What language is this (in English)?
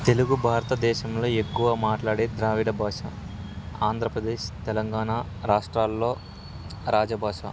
Telugu